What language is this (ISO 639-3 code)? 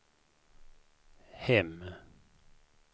swe